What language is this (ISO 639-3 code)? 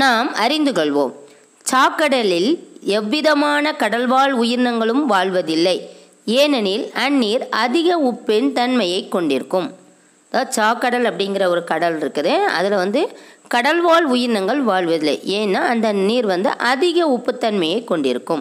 tam